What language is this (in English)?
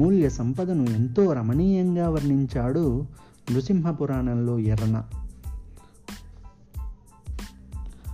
Telugu